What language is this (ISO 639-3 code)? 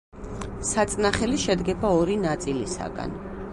kat